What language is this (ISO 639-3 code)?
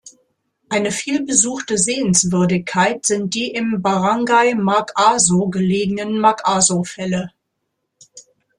deu